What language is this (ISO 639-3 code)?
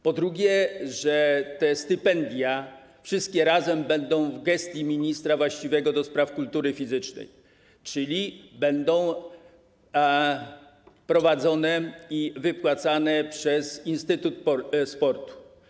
pol